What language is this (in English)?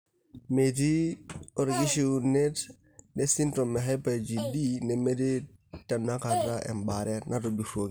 Masai